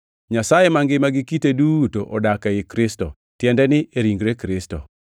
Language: Luo (Kenya and Tanzania)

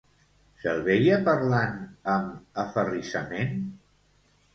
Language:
Catalan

